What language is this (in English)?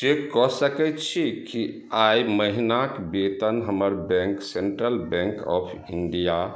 Maithili